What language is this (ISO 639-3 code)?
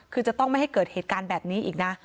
tha